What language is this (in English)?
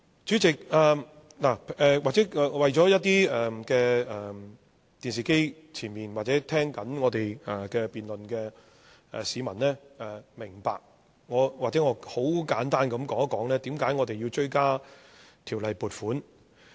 Cantonese